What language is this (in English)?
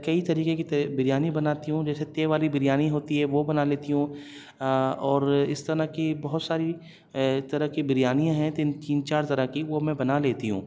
Urdu